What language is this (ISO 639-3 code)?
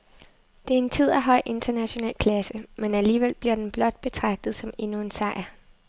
dan